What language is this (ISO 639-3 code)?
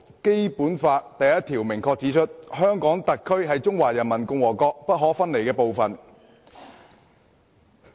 yue